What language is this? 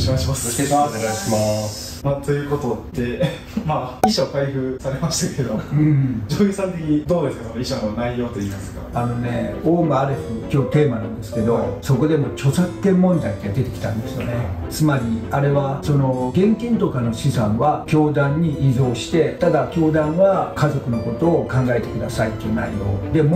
Japanese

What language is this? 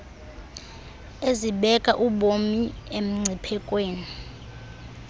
Xhosa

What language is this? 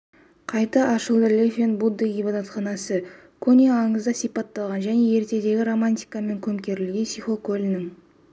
Kazakh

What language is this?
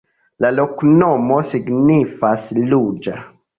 Esperanto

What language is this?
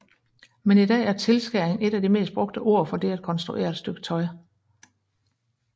Danish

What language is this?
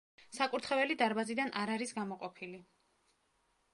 Georgian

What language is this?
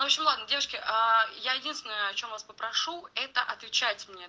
Russian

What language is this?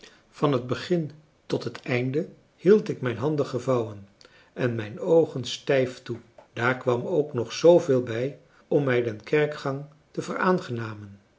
Dutch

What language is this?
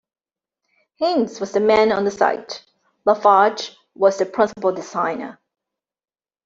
English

